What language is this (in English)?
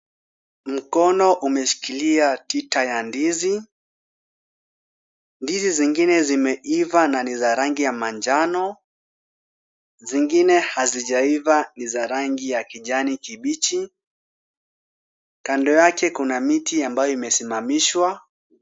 Swahili